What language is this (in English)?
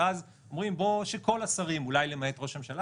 Hebrew